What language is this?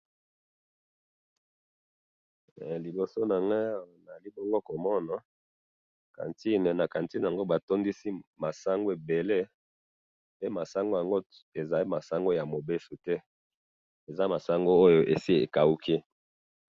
Lingala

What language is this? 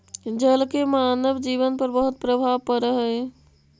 Magahi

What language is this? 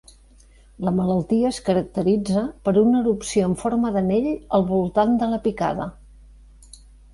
Catalan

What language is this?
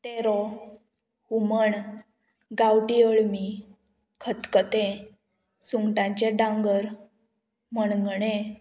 Konkani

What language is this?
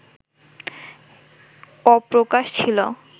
Bangla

